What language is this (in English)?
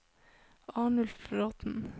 Norwegian